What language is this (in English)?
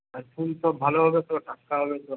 Bangla